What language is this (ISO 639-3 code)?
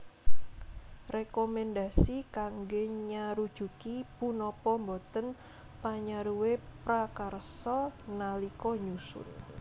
jav